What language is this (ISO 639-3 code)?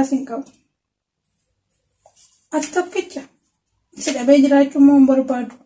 orm